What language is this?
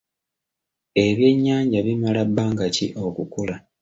Ganda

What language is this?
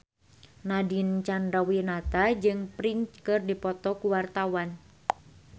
Sundanese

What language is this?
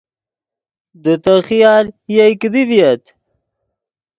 Yidgha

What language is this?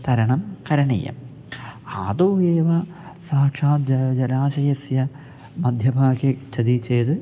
Sanskrit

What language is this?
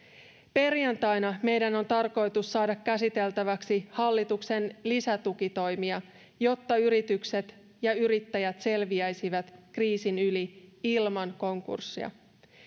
Finnish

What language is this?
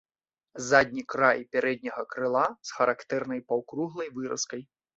Belarusian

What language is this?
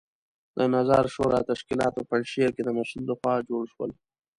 Pashto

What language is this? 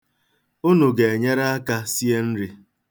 Igbo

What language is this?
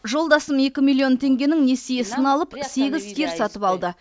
Kazakh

